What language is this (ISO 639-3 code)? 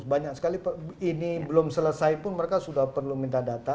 ind